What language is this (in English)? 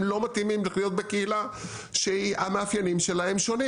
Hebrew